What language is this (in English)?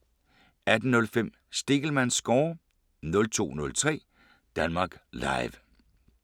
Danish